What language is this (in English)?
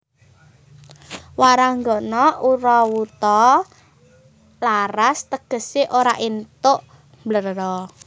Javanese